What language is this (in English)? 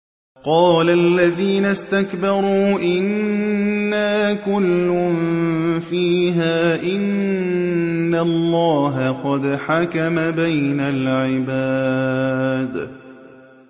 Arabic